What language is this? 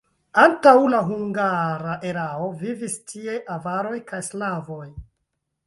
Esperanto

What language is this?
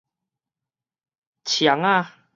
Min Nan Chinese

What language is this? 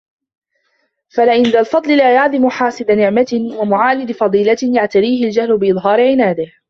Arabic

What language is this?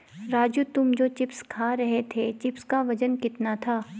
Hindi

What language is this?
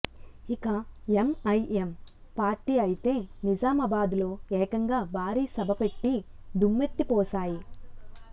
Telugu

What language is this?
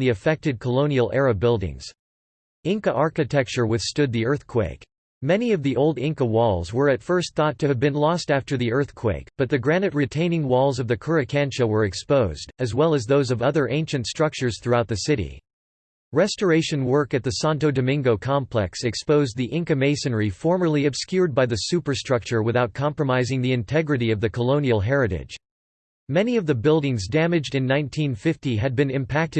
English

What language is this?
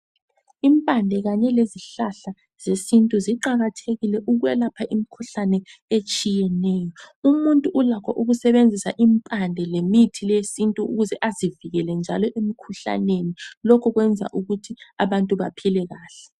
North Ndebele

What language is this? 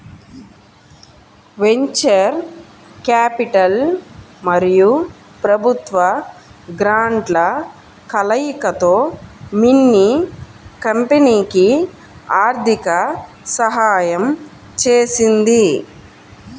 Telugu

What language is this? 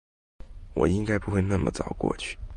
Chinese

